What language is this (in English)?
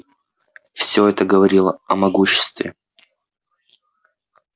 Russian